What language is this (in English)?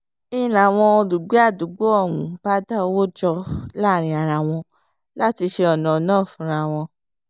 Yoruba